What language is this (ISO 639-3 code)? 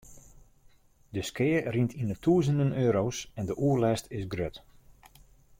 fry